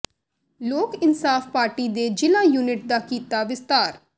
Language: Punjabi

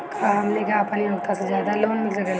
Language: Bhojpuri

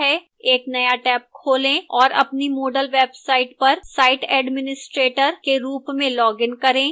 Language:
Hindi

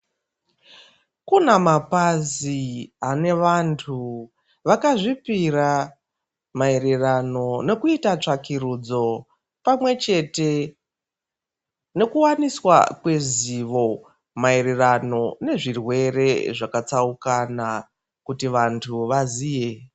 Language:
Ndau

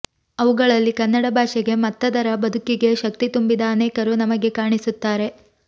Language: Kannada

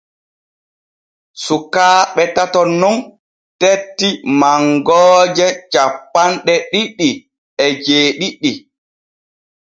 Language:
Borgu Fulfulde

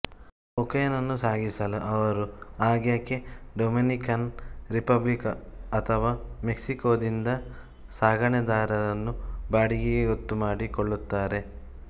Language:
Kannada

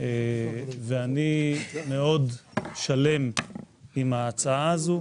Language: Hebrew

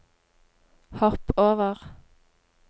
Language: Norwegian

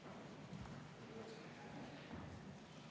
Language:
Estonian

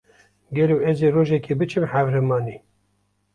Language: Kurdish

